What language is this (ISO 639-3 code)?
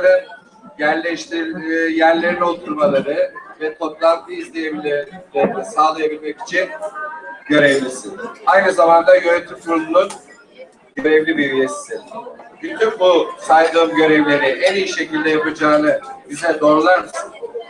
tur